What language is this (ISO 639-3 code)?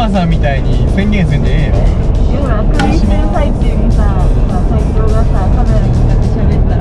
jpn